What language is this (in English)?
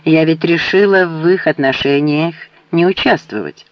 Russian